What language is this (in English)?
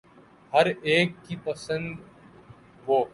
Urdu